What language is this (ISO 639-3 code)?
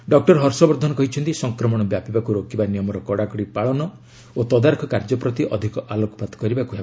ori